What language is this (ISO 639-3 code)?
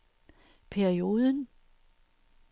dan